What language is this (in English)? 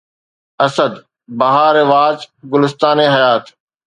Sindhi